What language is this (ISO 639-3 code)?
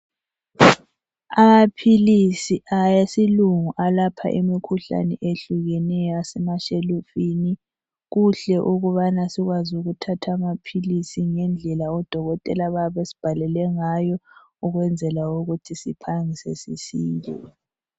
nde